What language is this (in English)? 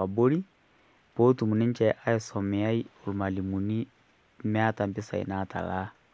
Masai